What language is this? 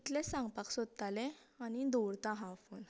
Konkani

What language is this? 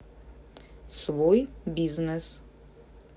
Russian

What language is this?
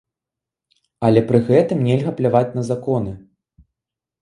Belarusian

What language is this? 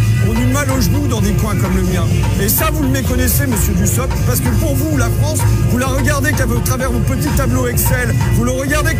French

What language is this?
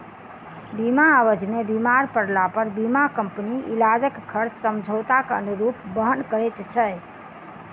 Maithili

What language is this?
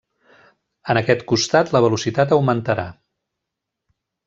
Catalan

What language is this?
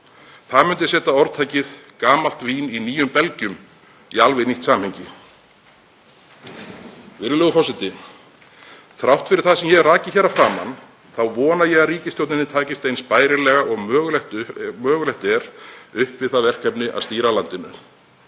Icelandic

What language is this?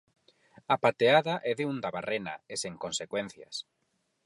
Galician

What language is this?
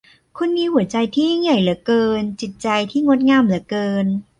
Thai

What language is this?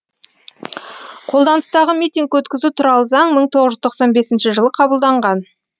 Kazakh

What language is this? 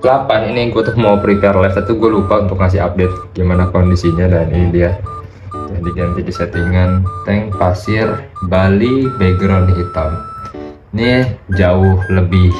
Indonesian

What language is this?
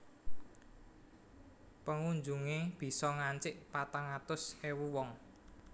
Javanese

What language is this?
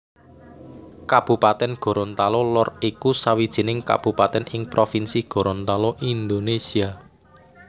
Javanese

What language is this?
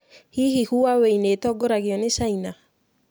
Kikuyu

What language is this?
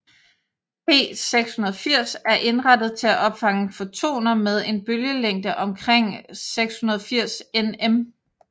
Danish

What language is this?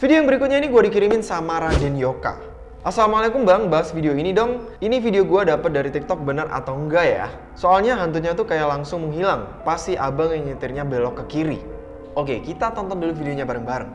Indonesian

